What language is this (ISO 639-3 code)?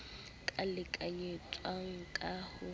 sot